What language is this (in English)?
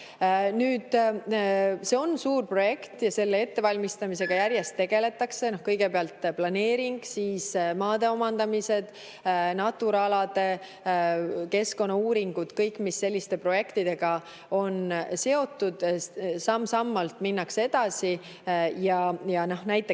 Estonian